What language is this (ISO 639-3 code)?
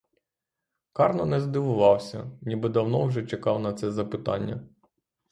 ukr